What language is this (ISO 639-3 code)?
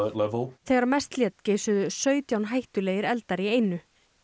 isl